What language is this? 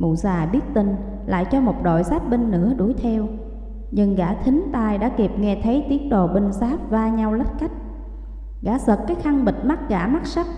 Vietnamese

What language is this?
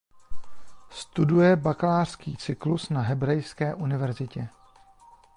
Czech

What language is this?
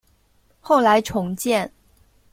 Chinese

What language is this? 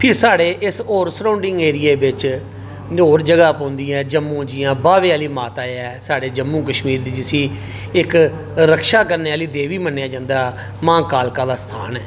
Dogri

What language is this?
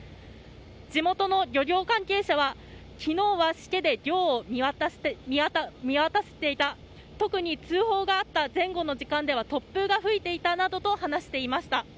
Japanese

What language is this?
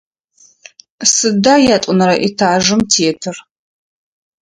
Adyghe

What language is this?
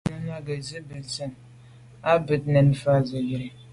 Medumba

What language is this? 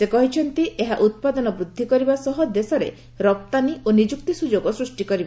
Odia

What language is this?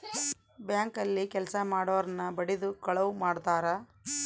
Kannada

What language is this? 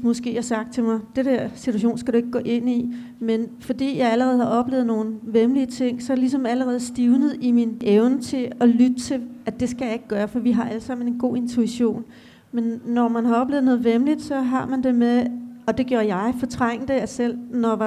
Danish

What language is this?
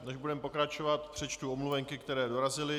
Czech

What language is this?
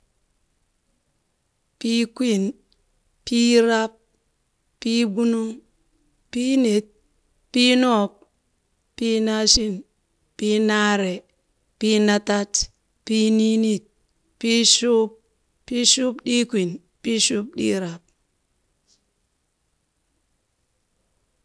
Burak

